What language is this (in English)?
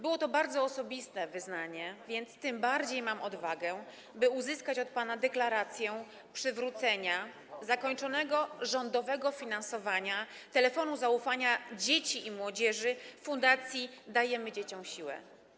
Polish